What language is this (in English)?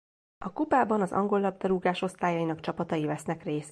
Hungarian